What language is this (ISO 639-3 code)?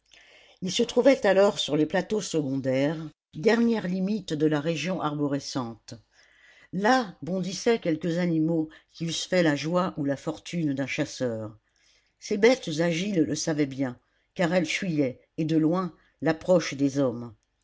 fra